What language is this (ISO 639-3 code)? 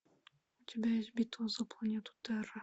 rus